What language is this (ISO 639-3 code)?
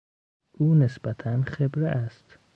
fas